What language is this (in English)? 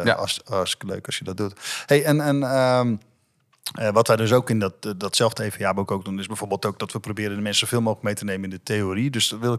Dutch